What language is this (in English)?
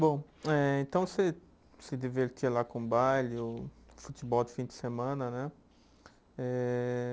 Portuguese